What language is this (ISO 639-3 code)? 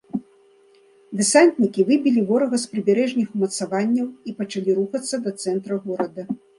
bel